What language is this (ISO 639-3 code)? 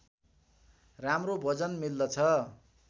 nep